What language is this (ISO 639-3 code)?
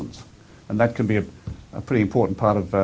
ind